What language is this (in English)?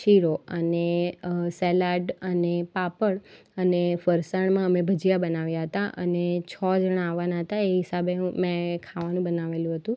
Gujarati